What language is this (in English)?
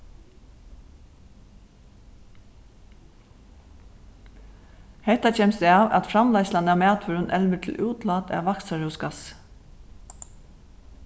Faroese